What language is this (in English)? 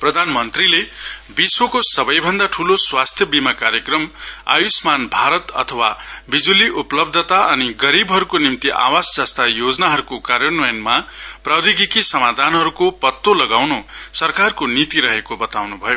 Nepali